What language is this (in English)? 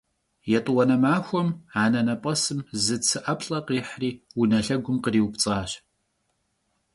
Kabardian